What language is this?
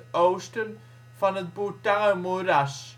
Dutch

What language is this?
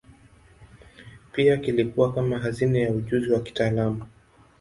Swahili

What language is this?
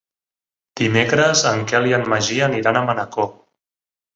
Catalan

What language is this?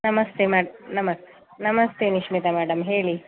Kannada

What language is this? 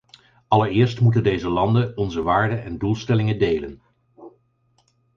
Dutch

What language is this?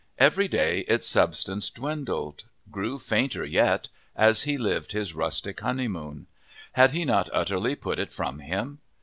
English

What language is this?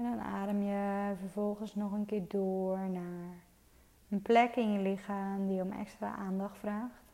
Dutch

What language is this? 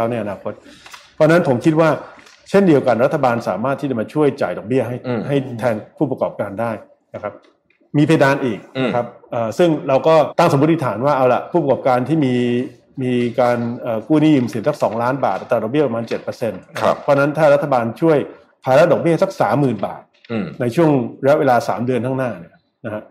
Thai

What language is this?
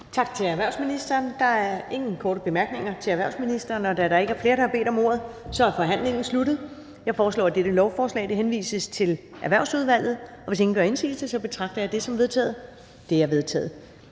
Danish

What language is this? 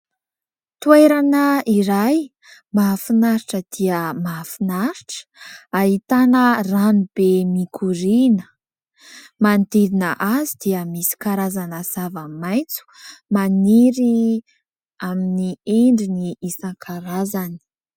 Malagasy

